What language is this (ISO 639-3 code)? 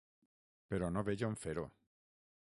cat